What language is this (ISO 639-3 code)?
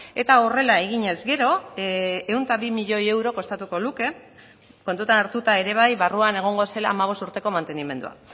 eus